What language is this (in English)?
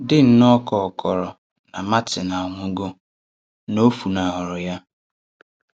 Igbo